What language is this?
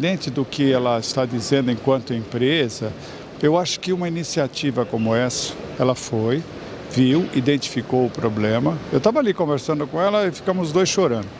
Portuguese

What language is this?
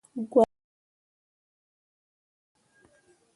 Mundang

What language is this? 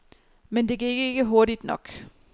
Danish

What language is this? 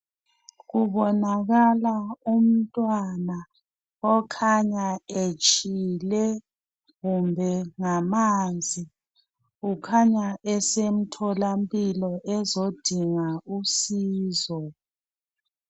North Ndebele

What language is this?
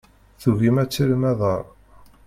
Kabyle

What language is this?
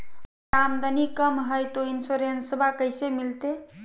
Magahi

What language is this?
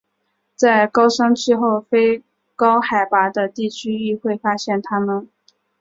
Chinese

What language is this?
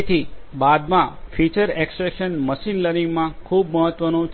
Gujarati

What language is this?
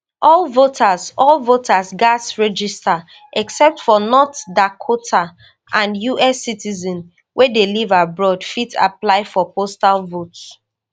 Nigerian Pidgin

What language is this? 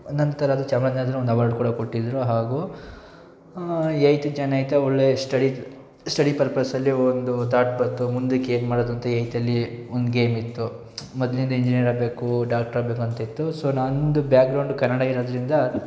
Kannada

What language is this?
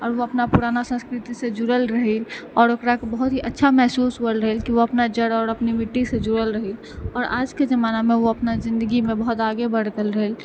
Maithili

